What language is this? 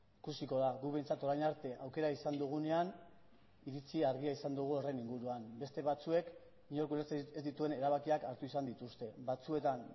Basque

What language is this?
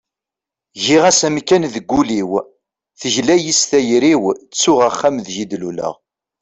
Kabyle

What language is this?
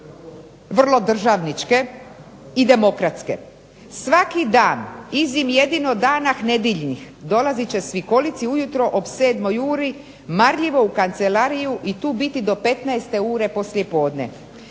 Croatian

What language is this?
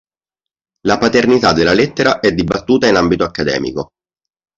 Italian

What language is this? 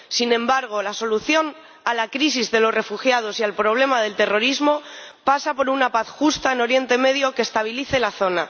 Spanish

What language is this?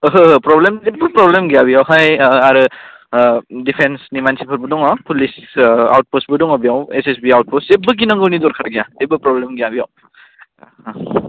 Bodo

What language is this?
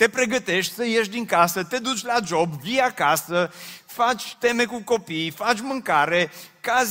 Romanian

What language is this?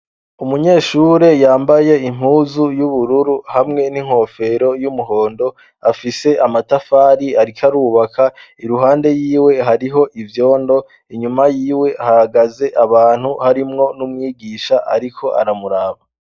Rundi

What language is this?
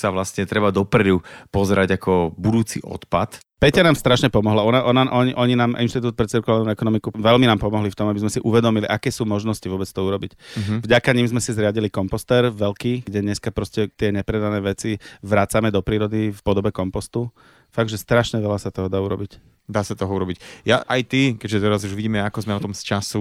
Slovak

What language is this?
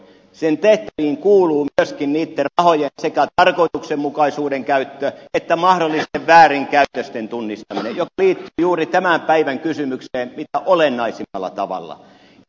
Finnish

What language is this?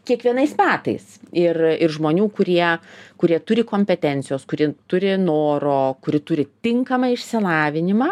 Lithuanian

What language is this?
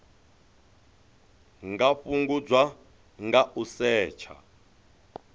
Venda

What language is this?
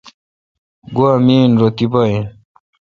Kalkoti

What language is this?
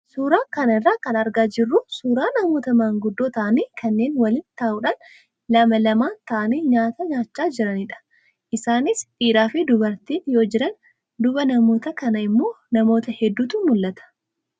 Oromo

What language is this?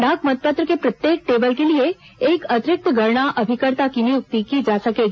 Hindi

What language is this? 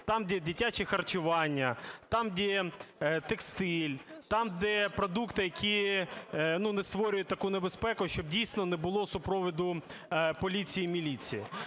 Ukrainian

